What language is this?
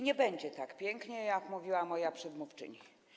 Polish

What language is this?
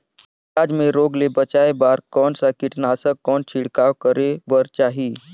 Chhattisgarhi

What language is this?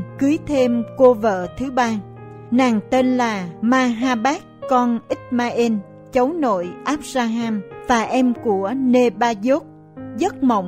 Vietnamese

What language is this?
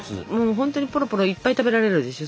Japanese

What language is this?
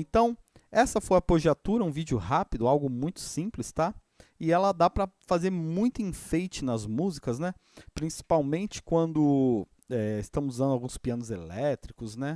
Portuguese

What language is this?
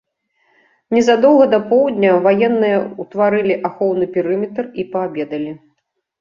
Belarusian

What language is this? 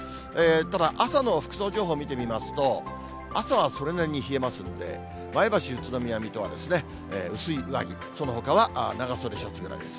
Japanese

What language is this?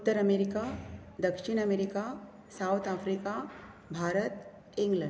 Konkani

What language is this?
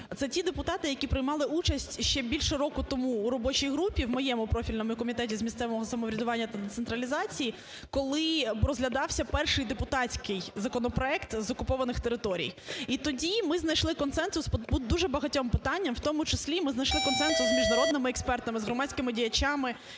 Ukrainian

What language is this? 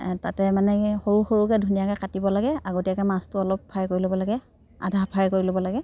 Assamese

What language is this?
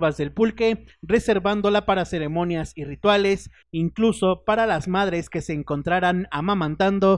Spanish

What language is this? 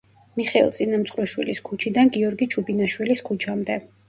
Georgian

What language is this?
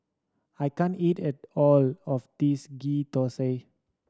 English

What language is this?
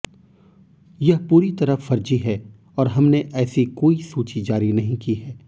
Hindi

